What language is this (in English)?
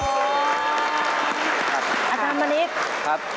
Thai